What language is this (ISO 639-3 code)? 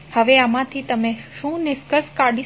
guj